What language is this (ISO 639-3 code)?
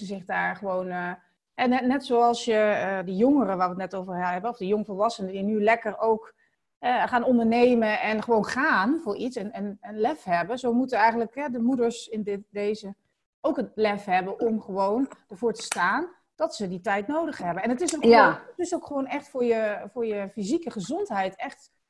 nld